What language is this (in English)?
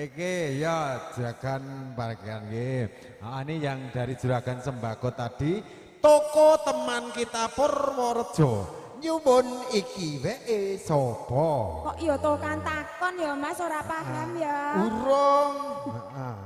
Indonesian